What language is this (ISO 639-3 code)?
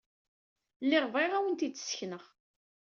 kab